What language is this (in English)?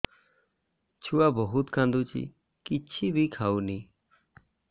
Odia